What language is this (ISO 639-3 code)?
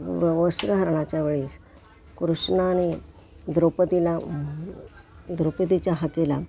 mar